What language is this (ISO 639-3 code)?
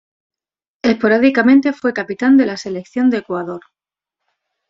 spa